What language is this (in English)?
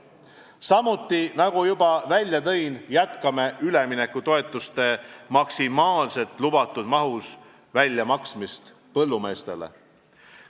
Estonian